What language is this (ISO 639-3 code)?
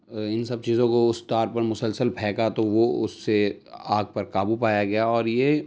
urd